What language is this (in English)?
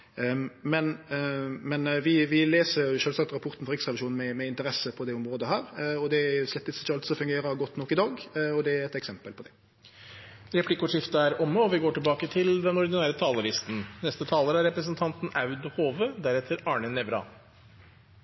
Norwegian